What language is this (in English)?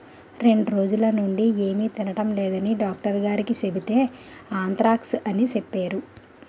Telugu